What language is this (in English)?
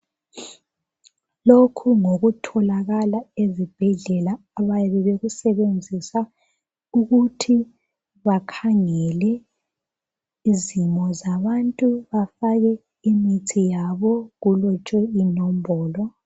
North Ndebele